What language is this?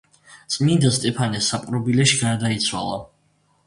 Georgian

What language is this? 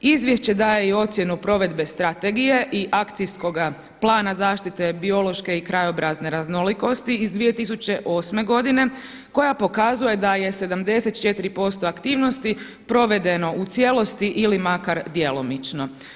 Croatian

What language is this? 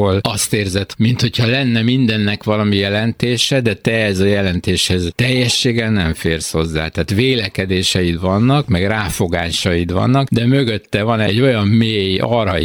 Hungarian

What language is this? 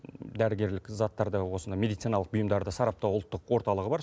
Kazakh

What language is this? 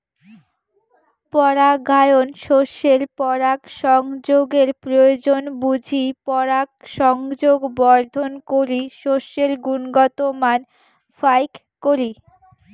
Bangla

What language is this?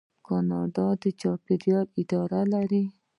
Pashto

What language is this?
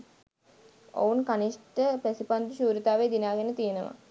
Sinhala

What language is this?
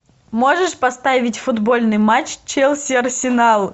Russian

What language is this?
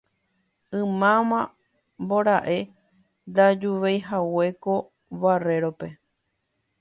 Guarani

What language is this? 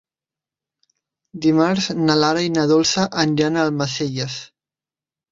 Catalan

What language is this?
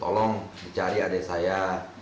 Indonesian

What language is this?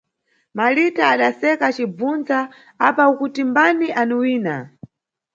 Nyungwe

